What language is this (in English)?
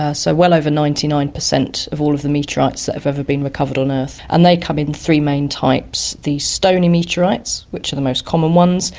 English